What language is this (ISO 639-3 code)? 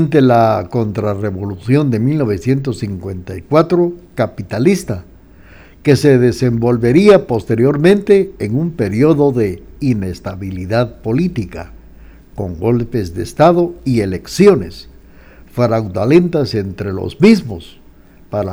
spa